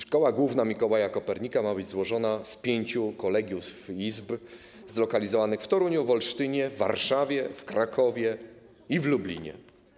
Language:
Polish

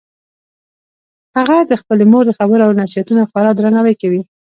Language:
Pashto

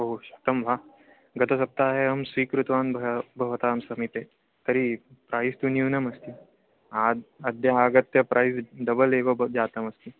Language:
Sanskrit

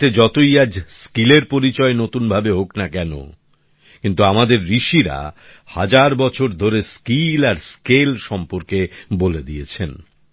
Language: Bangla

